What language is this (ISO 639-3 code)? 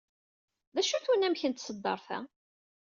kab